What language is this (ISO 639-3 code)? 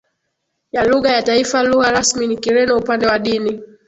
swa